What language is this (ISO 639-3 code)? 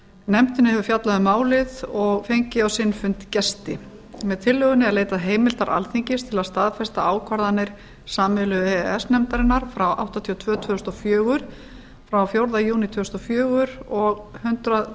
isl